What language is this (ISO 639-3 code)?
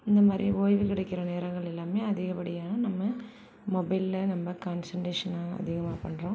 tam